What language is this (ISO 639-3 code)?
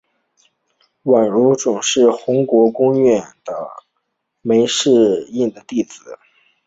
zho